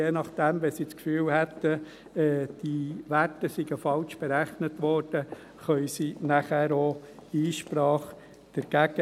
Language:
Swiss German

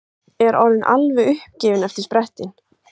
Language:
Icelandic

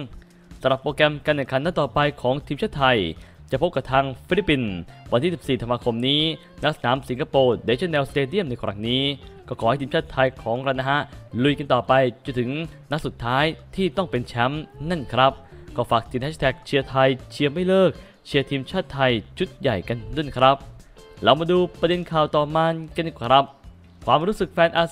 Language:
Thai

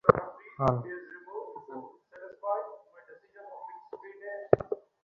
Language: Bangla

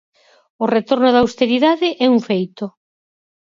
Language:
Galician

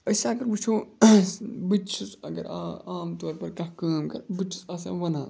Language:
Kashmiri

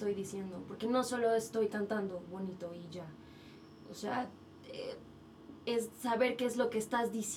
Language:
Spanish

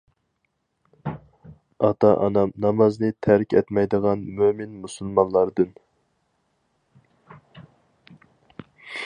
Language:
Uyghur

